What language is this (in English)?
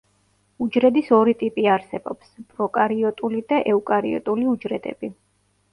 Georgian